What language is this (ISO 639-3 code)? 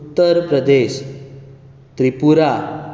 kok